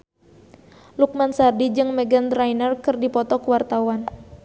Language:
Sundanese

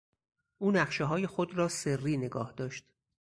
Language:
Persian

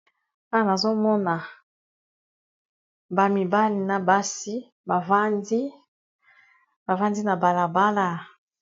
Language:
Lingala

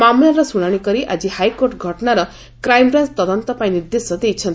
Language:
Odia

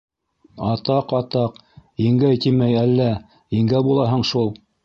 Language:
Bashkir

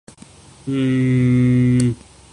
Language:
Urdu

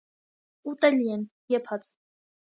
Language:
Armenian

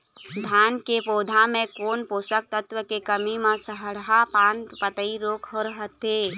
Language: Chhattisgarhi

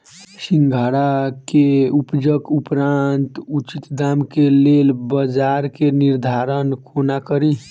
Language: Maithili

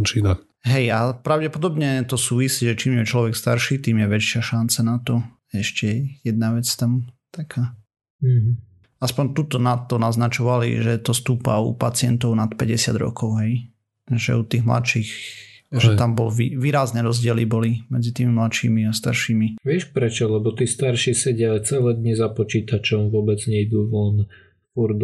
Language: Slovak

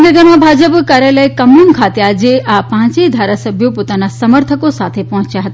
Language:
Gujarati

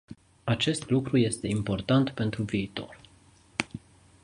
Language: Romanian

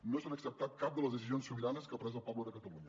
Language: Catalan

